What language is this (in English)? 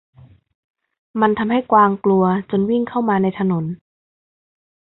Thai